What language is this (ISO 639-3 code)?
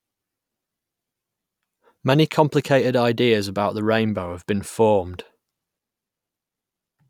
eng